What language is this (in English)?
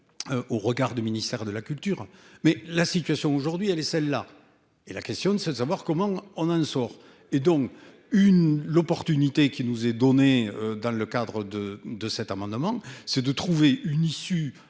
French